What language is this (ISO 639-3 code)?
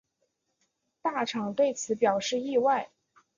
zho